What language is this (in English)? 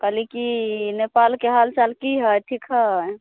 Maithili